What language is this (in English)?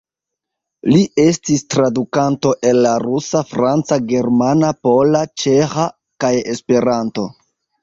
Esperanto